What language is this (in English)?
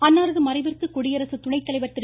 Tamil